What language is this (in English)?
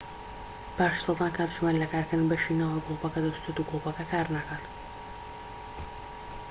Central Kurdish